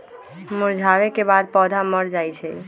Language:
Magahi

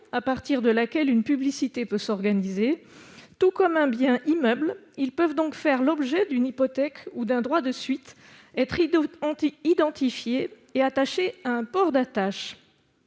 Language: French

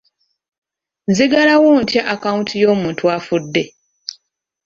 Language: Ganda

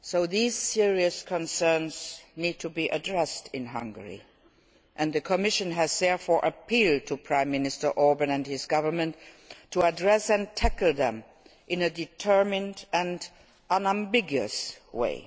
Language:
English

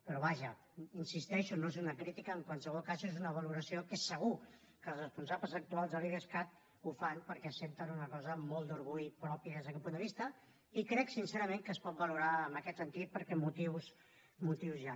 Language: Catalan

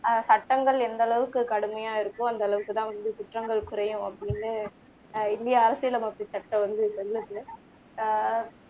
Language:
Tamil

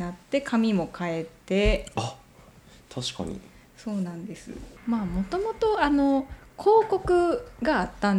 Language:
Japanese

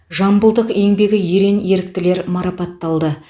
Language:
Kazakh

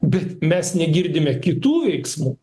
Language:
Lithuanian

